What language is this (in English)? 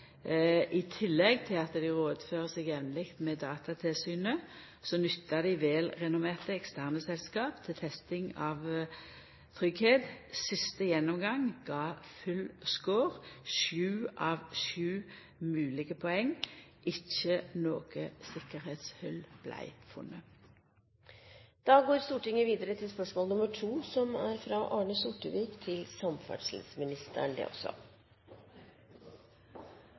Norwegian